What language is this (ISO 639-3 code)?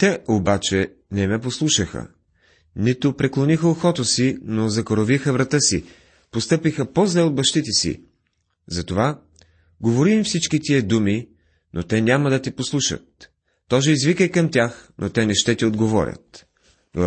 bul